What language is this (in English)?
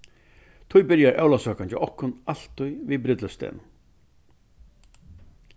Faroese